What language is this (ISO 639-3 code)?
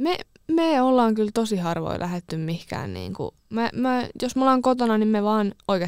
fin